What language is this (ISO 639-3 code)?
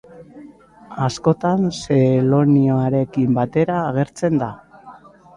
eus